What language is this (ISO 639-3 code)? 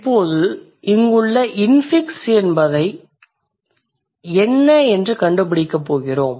tam